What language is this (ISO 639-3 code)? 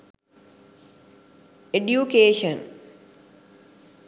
sin